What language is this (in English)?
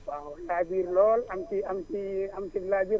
Wolof